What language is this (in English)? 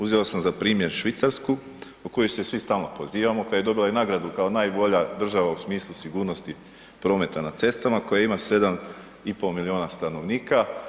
Croatian